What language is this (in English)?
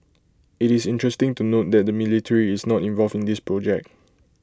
English